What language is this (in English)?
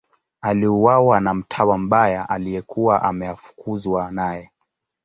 Swahili